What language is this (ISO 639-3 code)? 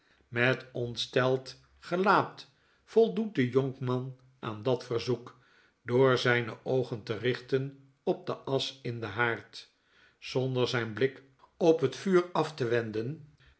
nld